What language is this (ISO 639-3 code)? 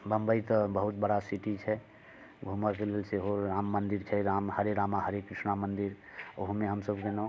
mai